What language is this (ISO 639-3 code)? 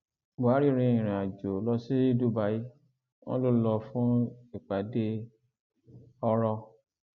yor